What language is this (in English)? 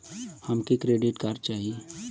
Bhojpuri